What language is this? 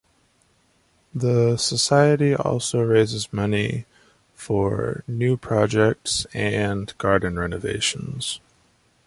English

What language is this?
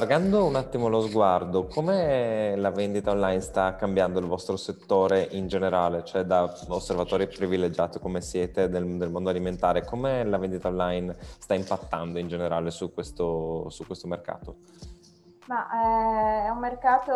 Italian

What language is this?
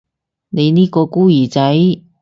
Cantonese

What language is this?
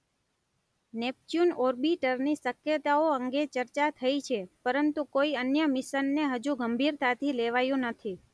Gujarati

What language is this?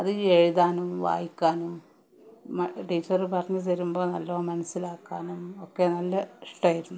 Malayalam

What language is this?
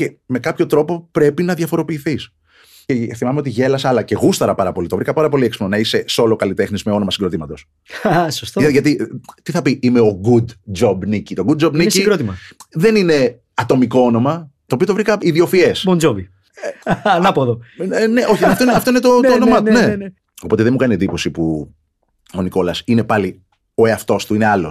Greek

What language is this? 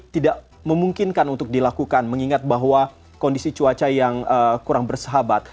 Indonesian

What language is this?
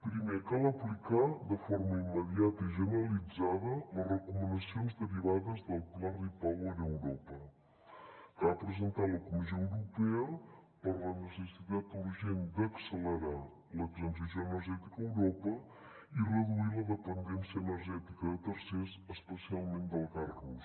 Catalan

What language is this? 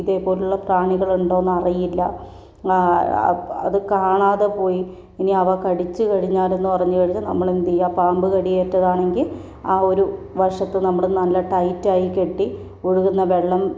Malayalam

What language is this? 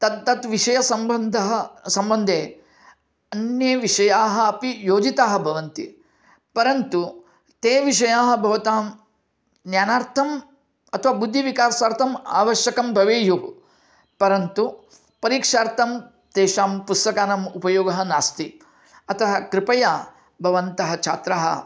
Sanskrit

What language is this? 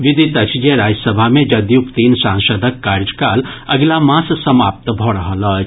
Maithili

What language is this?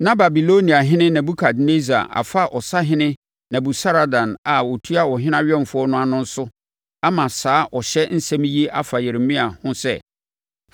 Akan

